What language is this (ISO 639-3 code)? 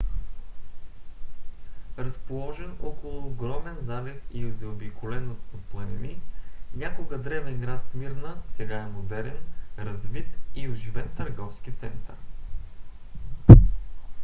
bul